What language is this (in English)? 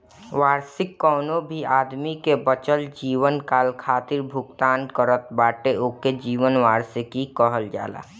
Bhojpuri